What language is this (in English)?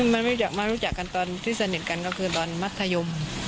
Thai